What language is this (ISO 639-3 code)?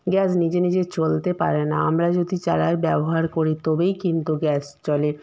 ben